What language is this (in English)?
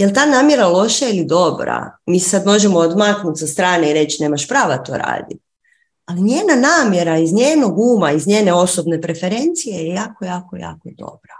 Croatian